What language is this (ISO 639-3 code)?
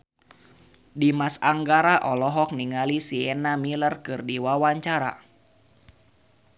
sun